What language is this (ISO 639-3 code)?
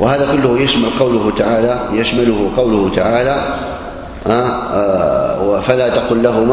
ara